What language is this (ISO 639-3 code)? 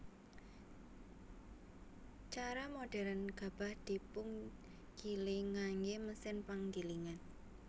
jav